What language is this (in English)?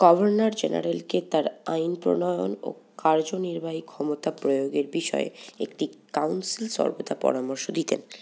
Bangla